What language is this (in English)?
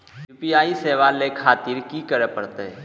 Maithili